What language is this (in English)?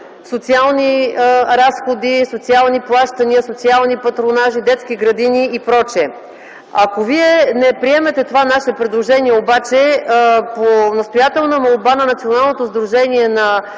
Bulgarian